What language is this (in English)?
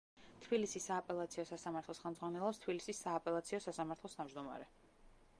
Georgian